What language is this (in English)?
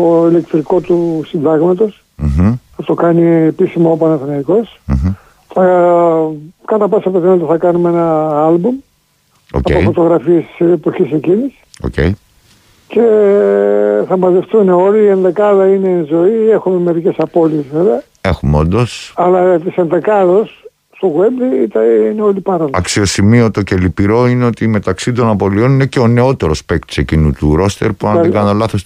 Greek